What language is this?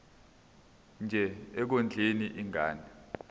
Zulu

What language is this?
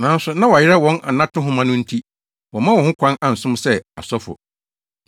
Akan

